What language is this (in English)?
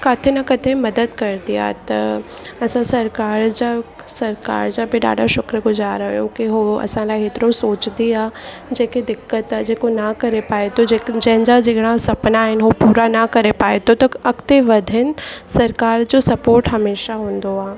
Sindhi